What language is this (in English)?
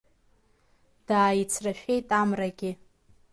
Abkhazian